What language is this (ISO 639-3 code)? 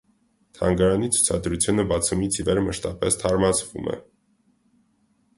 hye